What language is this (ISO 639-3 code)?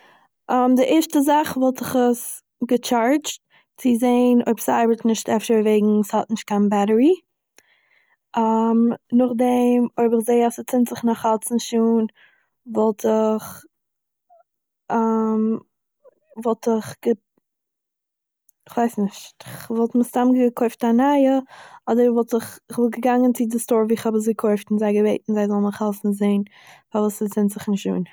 yid